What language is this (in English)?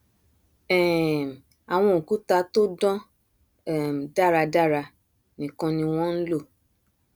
Yoruba